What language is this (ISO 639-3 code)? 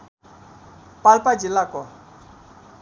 nep